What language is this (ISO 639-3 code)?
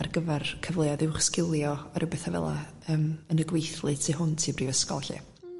cym